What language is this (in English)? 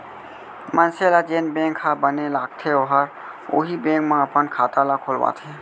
Chhattisgarhi